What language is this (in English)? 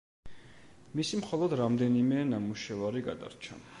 Georgian